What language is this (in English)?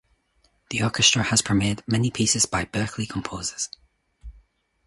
English